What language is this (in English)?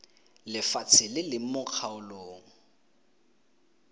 Tswana